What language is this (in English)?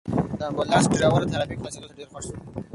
Pashto